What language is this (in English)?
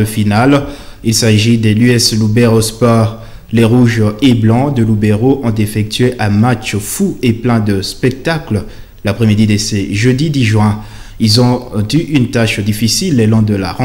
French